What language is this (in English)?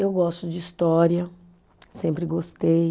Portuguese